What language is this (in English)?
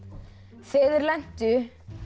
Icelandic